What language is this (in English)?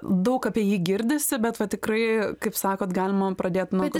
Lithuanian